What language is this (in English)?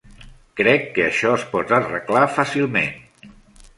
Catalan